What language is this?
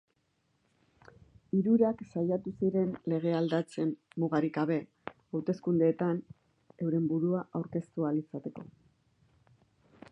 Basque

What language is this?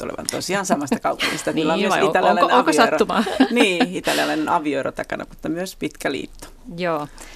Finnish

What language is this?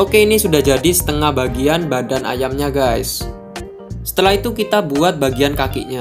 Indonesian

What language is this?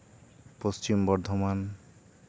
Santali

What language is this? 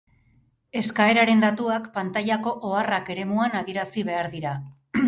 Basque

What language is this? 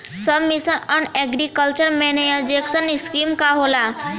Bhojpuri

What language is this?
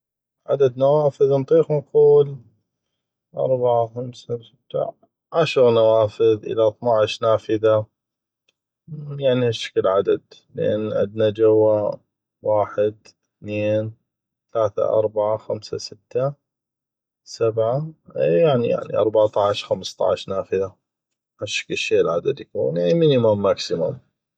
North Mesopotamian Arabic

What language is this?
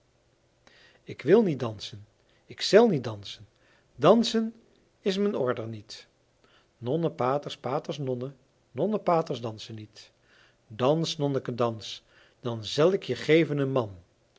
Dutch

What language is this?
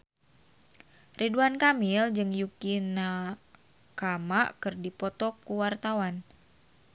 Sundanese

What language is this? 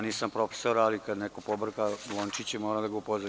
Serbian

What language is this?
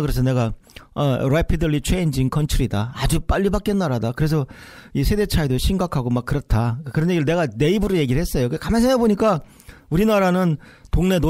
Korean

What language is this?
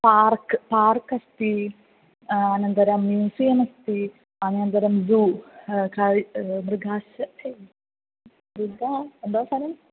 Sanskrit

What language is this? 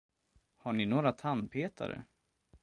Swedish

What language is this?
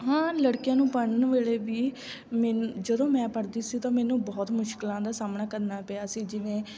Punjabi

